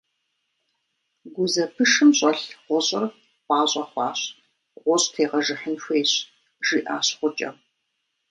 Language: Kabardian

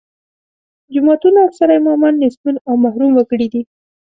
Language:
Pashto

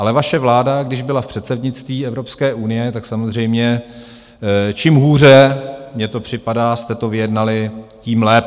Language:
Czech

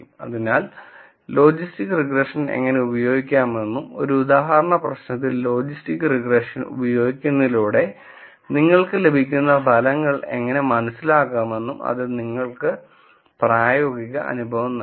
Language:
Malayalam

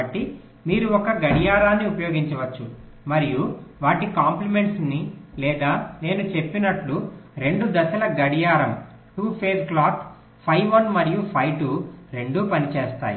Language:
Telugu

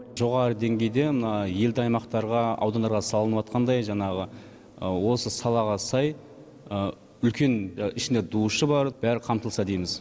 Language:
Kazakh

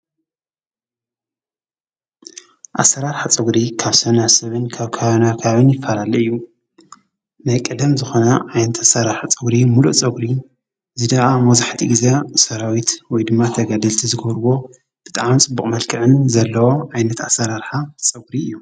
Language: Tigrinya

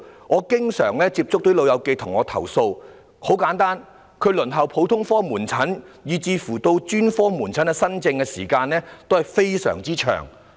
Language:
Cantonese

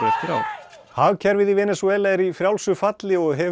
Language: Icelandic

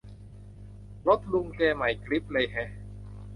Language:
Thai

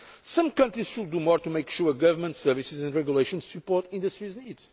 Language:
English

